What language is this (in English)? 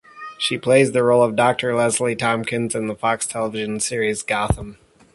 English